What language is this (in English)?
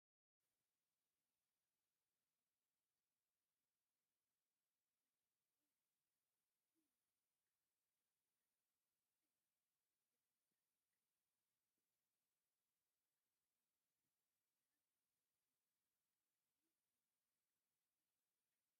Tigrinya